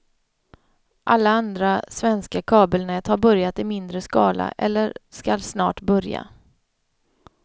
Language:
Swedish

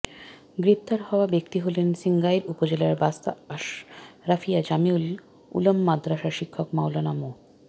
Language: Bangla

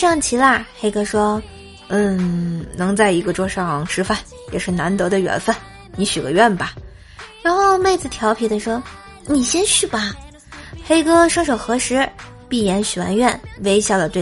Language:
Chinese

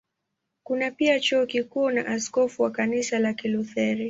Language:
Swahili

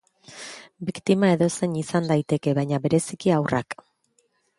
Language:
Basque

